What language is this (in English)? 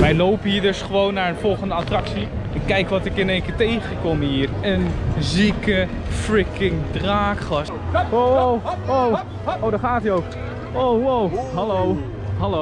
Dutch